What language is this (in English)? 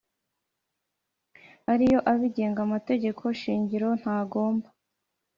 Kinyarwanda